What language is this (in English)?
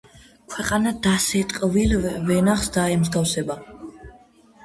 Georgian